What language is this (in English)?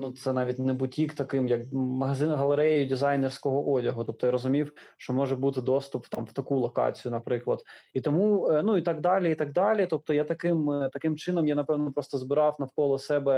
Ukrainian